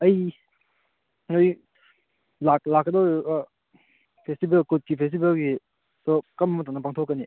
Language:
Manipuri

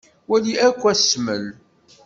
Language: Kabyle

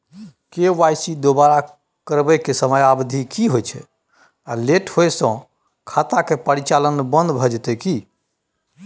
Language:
Maithili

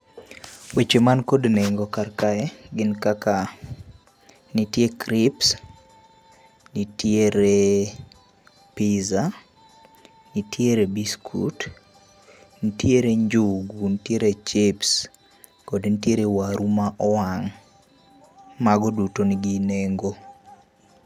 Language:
Luo (Kenya and Tanzania)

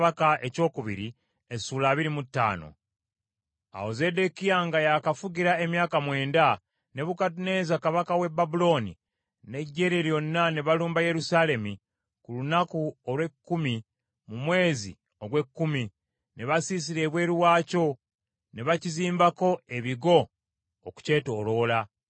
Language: Ganda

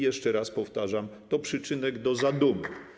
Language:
Polish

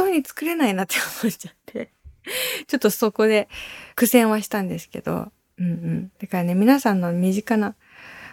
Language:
Japanese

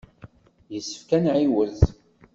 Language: Kabyle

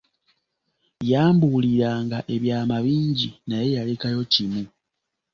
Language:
Ganda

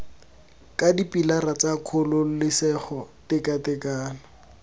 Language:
Tswana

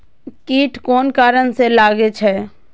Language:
Maithili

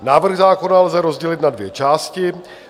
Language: Czech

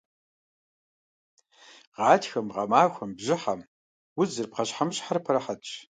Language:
Kabardian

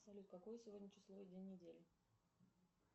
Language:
Russian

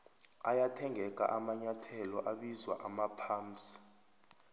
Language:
South Ndebele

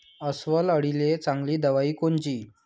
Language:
Marathi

